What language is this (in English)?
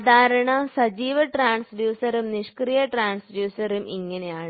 Malayalam